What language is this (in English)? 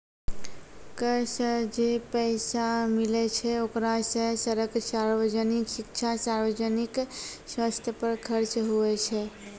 Maithili